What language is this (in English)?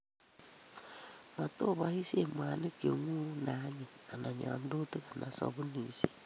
Kalenjin